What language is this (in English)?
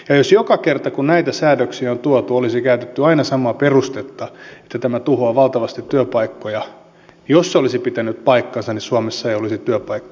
Finnish